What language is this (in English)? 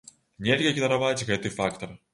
Belarusian